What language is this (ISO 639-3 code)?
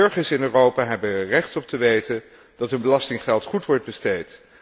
nld